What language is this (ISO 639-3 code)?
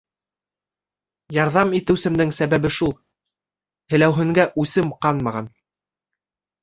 bak